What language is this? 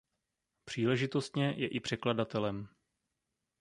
Czech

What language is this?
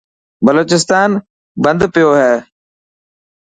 Dhatki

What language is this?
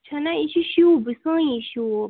Kashmiri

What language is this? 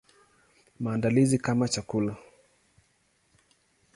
Swahili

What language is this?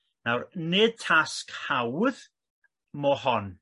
Welsh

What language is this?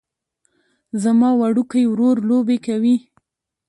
Pashto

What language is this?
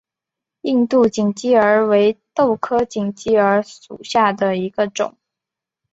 Chinese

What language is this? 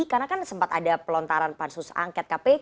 Indonesian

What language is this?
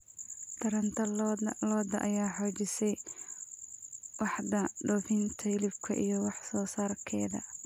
Somali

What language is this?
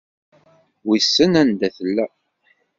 Kabyle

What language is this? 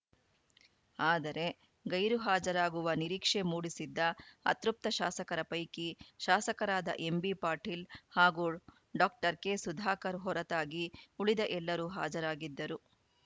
Kannada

